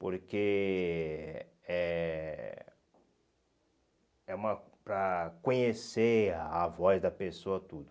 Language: Portuguese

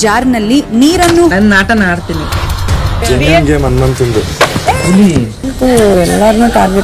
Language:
Romanian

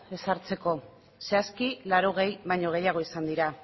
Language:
Basque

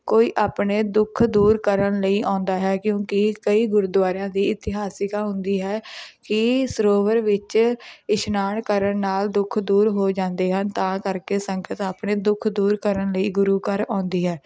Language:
Punjabi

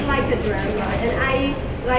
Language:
Thai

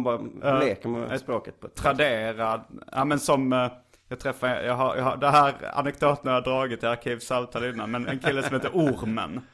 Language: Swedish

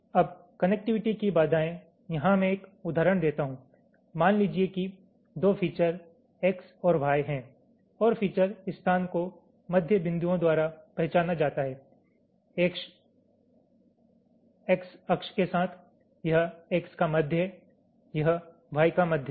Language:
Hindi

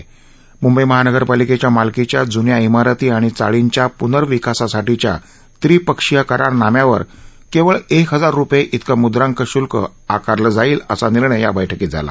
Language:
Marathi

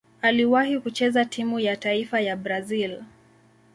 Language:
Swahili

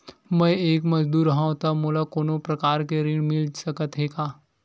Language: Chhattisgarhi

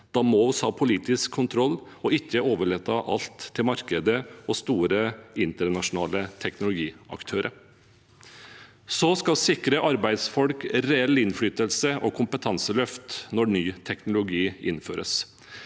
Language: Norwegian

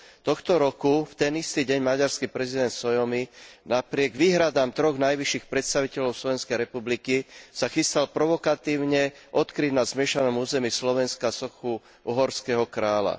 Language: Slovak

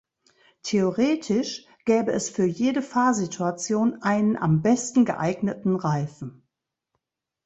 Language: German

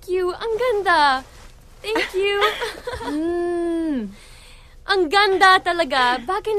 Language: Filipino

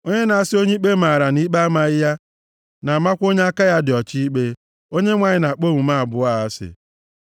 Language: Igbo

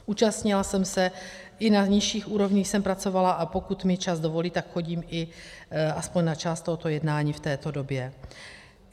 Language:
Czech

